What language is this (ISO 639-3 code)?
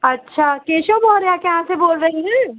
hin